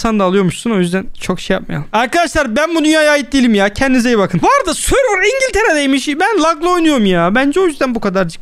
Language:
Turkish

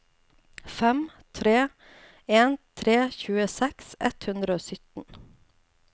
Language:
Norwegian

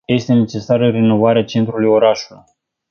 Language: Romanian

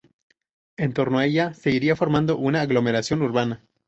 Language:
Spanish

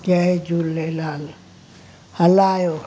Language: Sindhi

